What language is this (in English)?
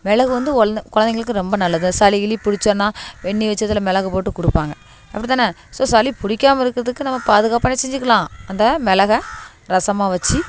Tamil